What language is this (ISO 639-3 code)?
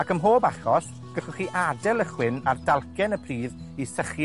cym